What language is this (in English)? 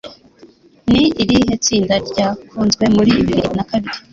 Kinyarwanda